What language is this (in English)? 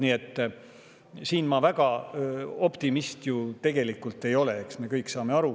Estonian